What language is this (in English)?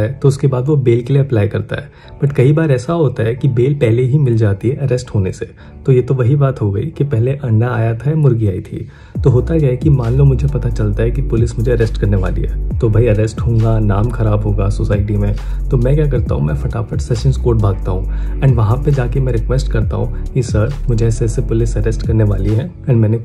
Hindi